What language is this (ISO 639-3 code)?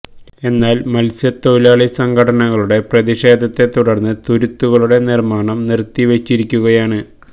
mal